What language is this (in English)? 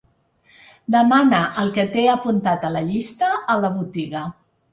Catalan